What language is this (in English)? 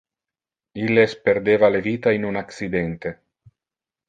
Interlingua